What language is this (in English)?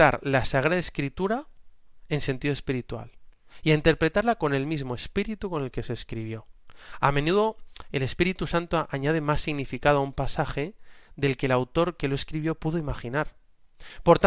Spanish